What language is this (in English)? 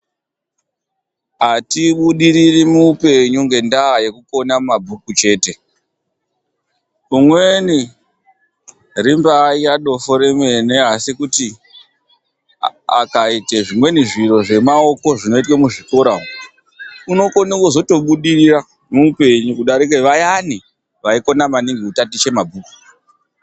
Ndau